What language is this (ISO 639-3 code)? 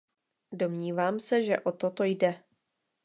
ces